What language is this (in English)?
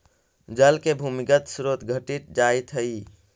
Magahi